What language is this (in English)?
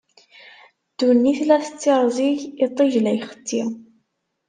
Kabyle